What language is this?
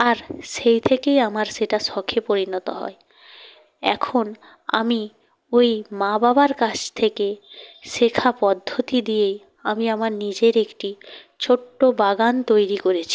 Bangla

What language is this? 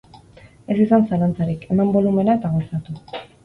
Basque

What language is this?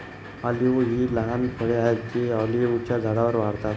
Marathi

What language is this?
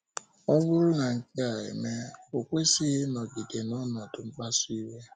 Igbo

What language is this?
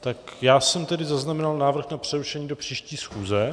Czech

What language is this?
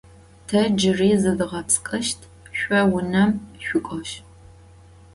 Adyghe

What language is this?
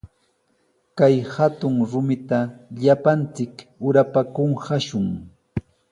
Sihuas Ancash Quechua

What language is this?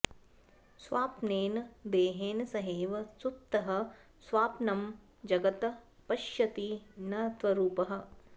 Sanskrit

